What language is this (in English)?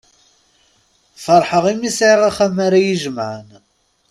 Kabyle